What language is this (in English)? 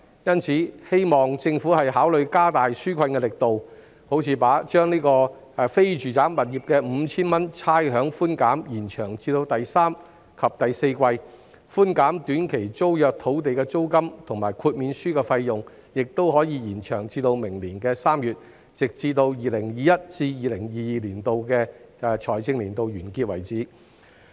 Cantonese